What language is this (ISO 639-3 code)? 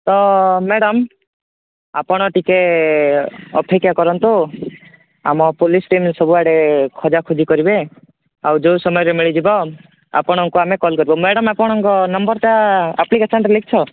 ori